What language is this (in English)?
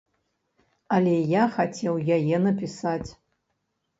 Belarusian